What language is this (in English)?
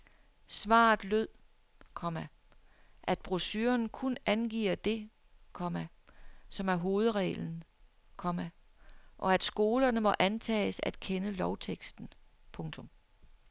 Danish